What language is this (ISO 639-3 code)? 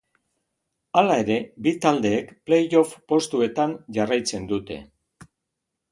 eus